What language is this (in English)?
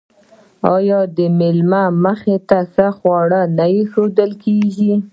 Pashto